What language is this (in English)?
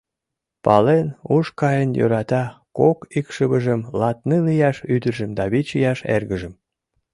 Mari